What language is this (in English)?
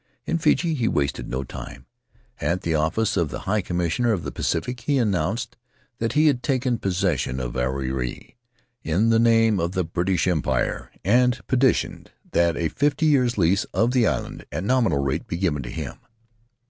English